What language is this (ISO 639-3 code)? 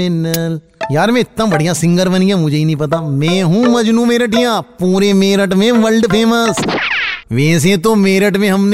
hin